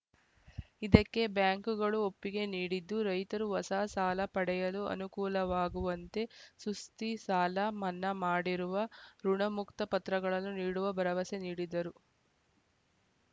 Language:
Kannada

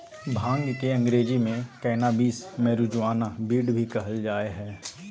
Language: Magahi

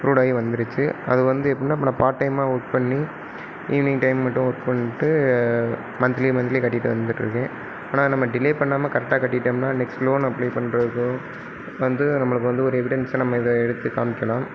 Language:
Tamil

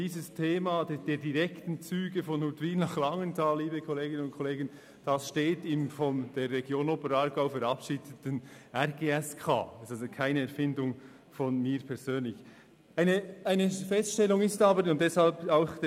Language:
Swiss German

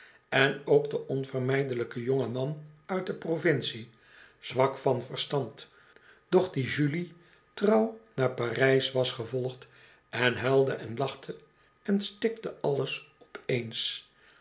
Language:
Dutch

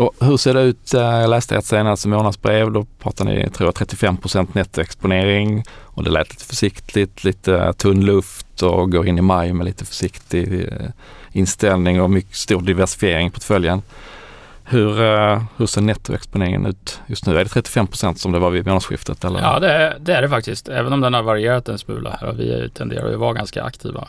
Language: Swedish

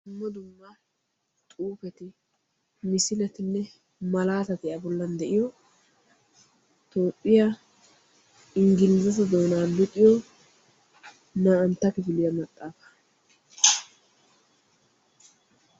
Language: Wolaytta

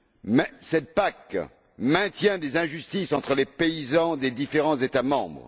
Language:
French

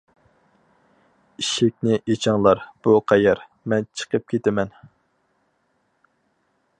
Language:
Uyghur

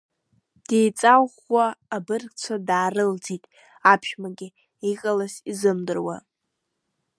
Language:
Abkhazian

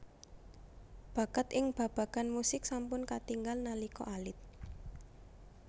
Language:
Javanese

